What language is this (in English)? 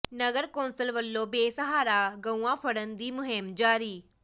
Punjabi